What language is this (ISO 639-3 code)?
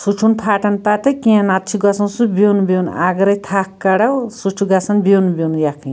kas